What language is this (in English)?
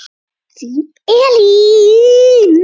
Icelandic